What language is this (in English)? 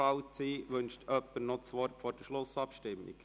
Swiss German